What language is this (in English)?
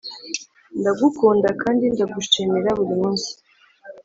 Kinyarwanda